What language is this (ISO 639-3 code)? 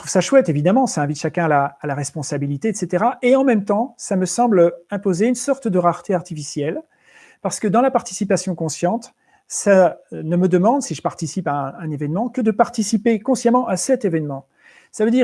fra